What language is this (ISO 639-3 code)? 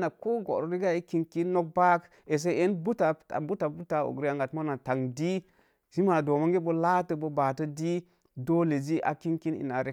ver